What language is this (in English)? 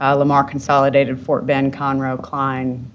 English